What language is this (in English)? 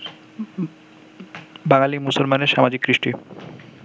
Bangla